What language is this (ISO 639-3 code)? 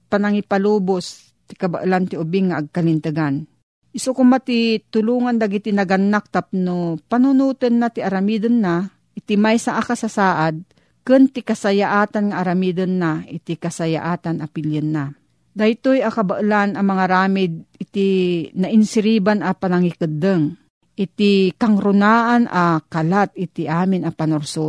fil